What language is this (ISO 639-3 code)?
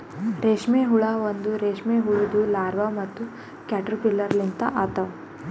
kan